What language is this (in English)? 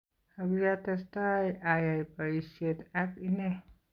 Kalenjin